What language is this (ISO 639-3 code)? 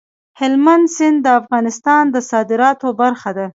pus